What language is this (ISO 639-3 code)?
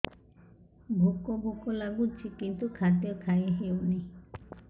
ori